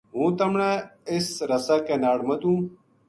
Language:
Gujari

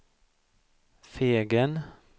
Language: Swedish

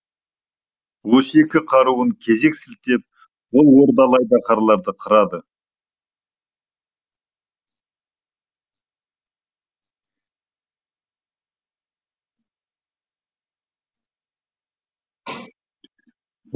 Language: Kazakh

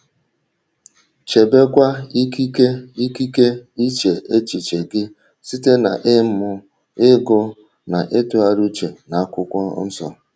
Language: Igbo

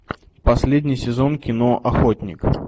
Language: Russian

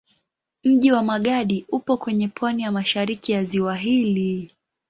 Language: Swahili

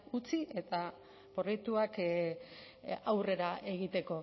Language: Basque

